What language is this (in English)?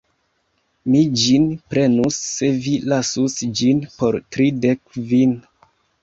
Esperanto